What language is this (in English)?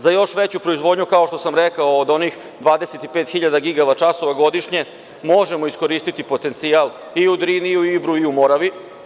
Serbian